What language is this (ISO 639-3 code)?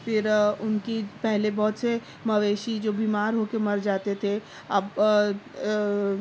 urd